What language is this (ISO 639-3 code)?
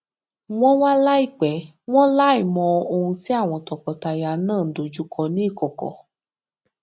yor